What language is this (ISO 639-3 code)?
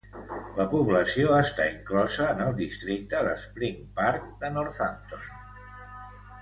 cat